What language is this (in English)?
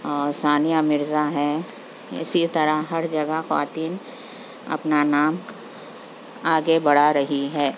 Urdu